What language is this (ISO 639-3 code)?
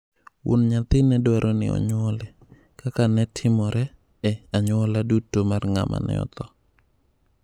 luo